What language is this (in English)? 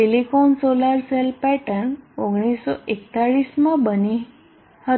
Gujarati